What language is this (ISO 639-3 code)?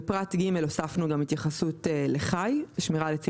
heb